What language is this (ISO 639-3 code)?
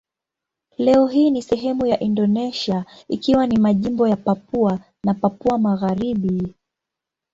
swa